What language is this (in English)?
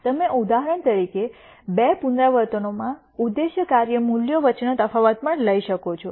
Gujarati